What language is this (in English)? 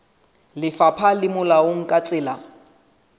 Southern Sotho